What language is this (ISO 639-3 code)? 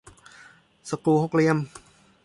tha